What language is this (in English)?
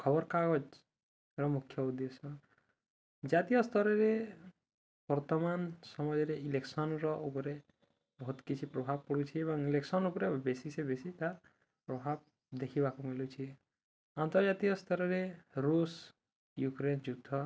Odia